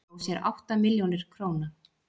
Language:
Icelandic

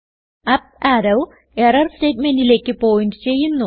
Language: Malayalam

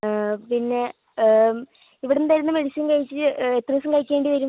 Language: Malayalam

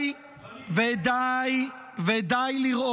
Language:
Hebrew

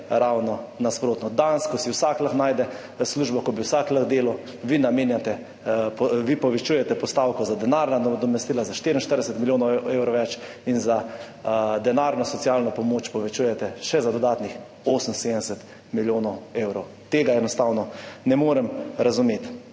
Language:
Slovenian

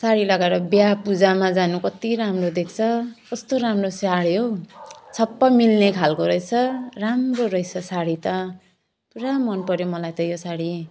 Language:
Nepali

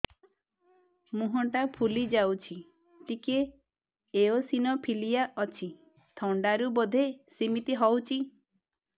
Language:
Odia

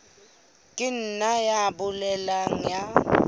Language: Southern Sotho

